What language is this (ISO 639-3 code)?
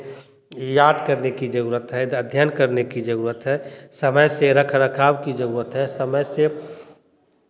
hin